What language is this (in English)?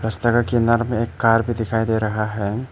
Hindi